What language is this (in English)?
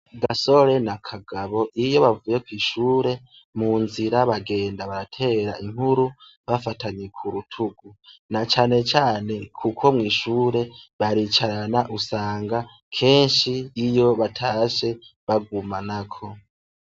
Rundi